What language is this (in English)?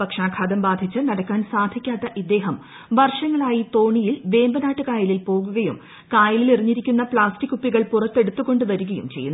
Malayalam